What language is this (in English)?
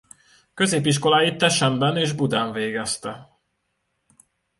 Hungarian